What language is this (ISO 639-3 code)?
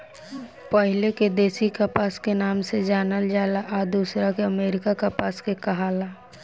bho